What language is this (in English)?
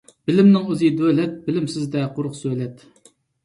Uyghur